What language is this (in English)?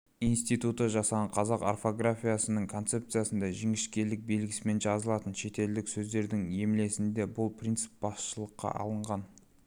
Kazakh